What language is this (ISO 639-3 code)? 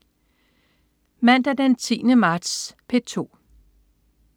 dan